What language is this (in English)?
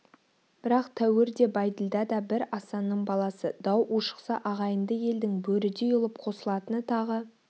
Kazakh